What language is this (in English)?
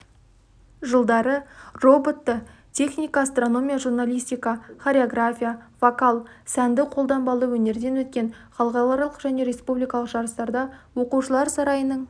Kazakh